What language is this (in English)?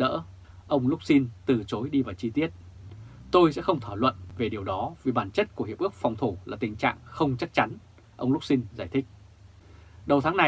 Vietnamese